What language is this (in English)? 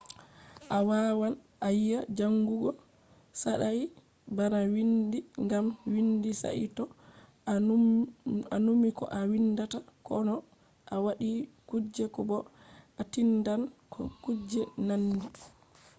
Fula